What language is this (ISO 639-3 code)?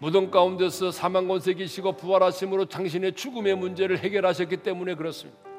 kor